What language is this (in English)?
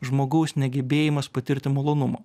Lithuanian